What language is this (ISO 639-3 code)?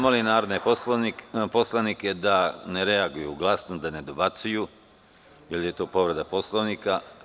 srp